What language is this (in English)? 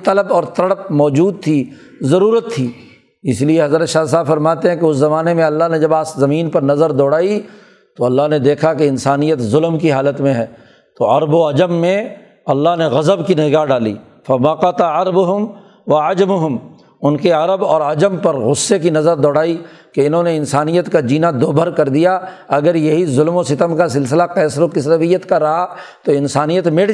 Urdu